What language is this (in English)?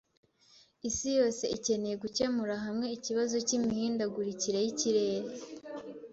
Kinyarwanda